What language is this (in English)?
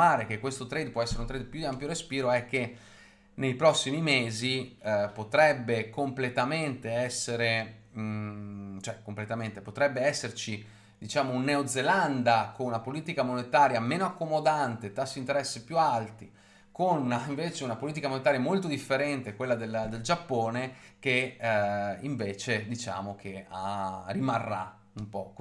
Italian